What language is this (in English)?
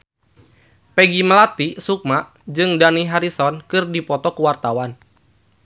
Sundanese